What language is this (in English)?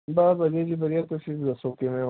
Punjabi